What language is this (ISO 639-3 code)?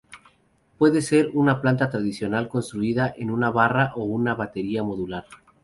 spa